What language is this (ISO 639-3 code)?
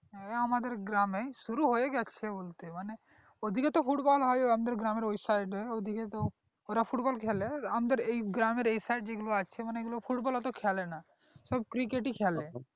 ben